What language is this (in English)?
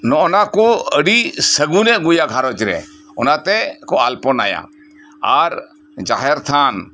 Santali